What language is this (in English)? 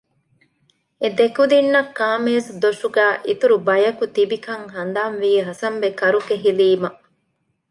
Divehi